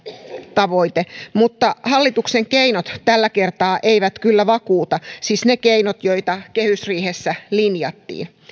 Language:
Finnish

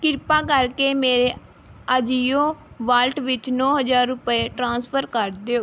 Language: Punjabi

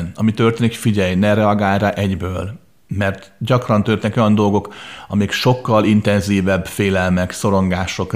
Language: Hungarian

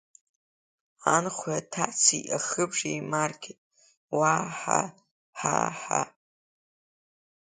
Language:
Abkhazian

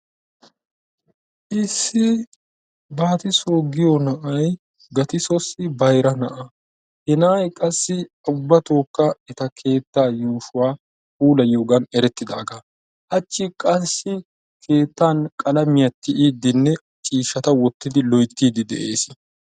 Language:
Wolaytta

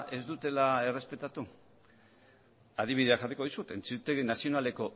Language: Basque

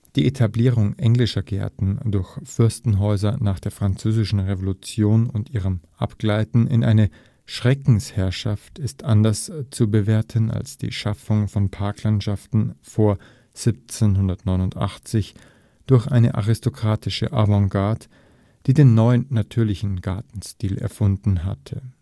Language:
German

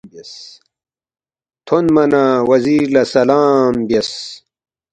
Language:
Balti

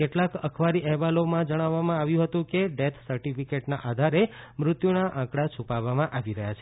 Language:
Gujarati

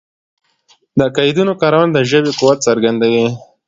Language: Pashto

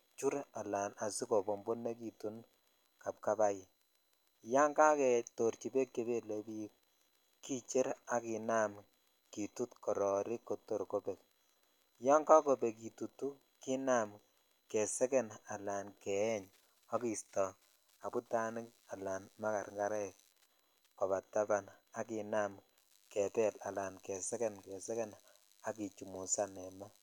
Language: Kalenjin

